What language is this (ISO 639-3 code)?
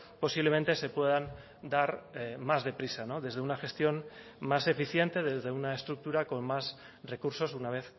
spa